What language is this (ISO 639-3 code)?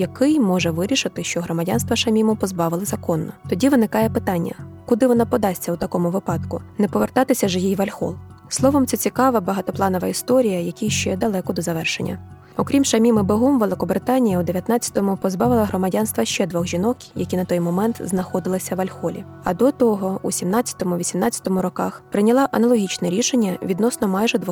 ukr